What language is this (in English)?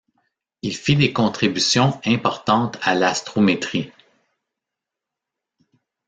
French